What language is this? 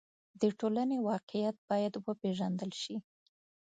Pashto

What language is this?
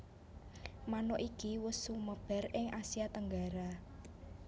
Javanese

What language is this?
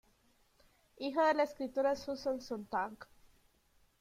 Spanish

